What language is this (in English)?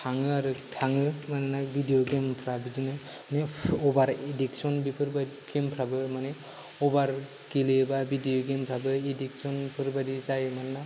Bodo